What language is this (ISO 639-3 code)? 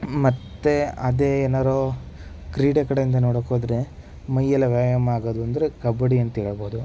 kan